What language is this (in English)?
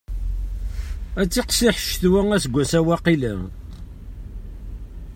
Kabyle